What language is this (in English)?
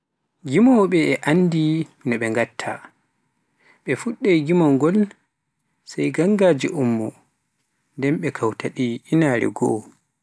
Pular